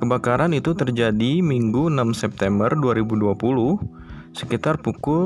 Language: Indonesian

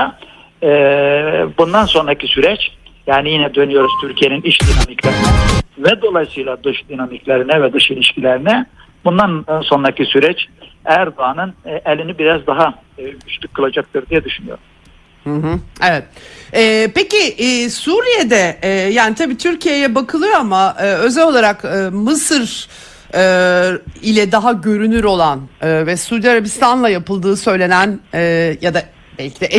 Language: Turkish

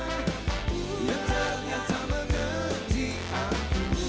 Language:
Indonesian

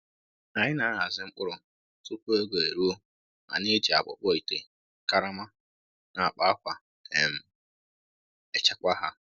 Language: Igbo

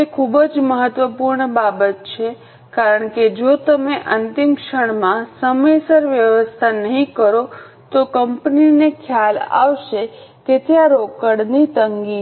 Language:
Gujarati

